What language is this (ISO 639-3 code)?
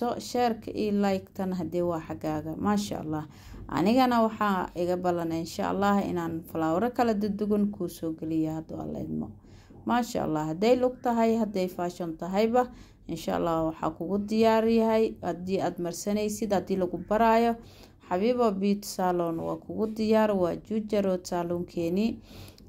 ara